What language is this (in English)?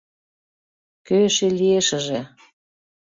Mari